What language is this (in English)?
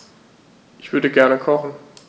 German